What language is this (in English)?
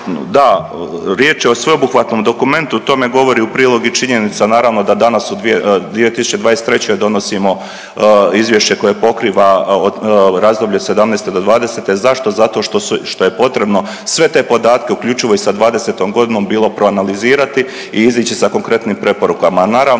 Croatian